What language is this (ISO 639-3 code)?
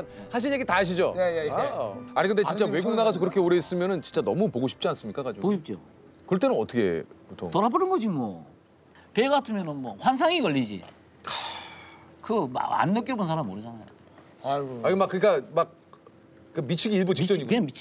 kor